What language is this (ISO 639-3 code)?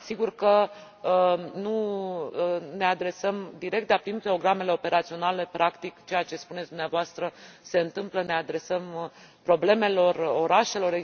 ron